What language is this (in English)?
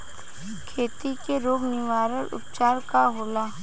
Bhojpuri